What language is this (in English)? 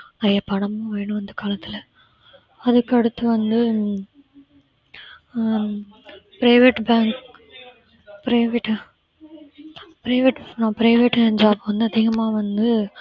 Tamil